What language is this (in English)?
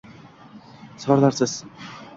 Uzbek